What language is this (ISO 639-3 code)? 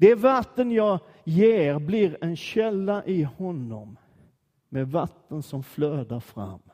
swe